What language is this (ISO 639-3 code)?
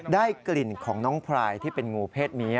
tha